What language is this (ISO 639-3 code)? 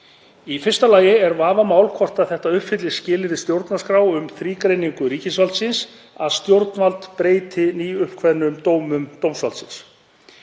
isl